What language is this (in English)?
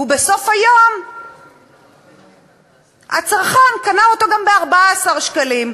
Hebrew